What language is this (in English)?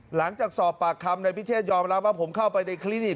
Thai